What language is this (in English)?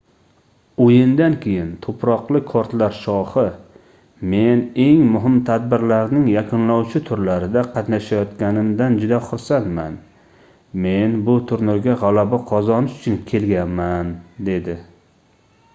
Uzbek